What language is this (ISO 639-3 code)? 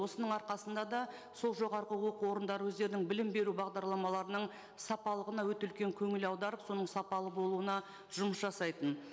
kaz